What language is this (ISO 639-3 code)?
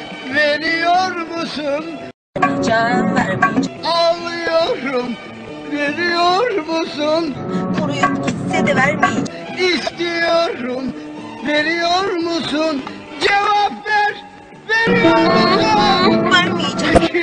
tur